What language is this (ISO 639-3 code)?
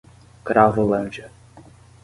por